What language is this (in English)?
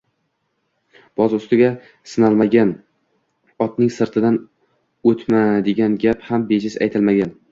Uzbek